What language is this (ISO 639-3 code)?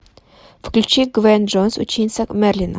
rus